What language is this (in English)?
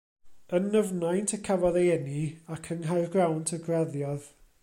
Welsh